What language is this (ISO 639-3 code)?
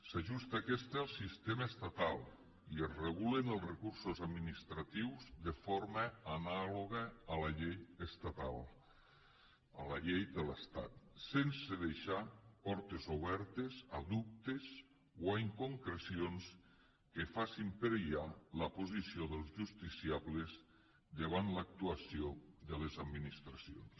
cat